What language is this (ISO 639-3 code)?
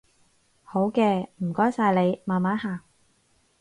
yue